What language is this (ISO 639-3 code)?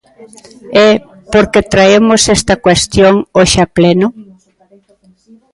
glg